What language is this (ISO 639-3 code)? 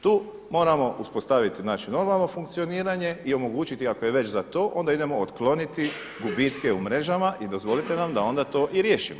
hrv